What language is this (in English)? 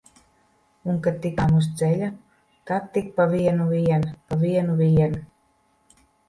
Latvian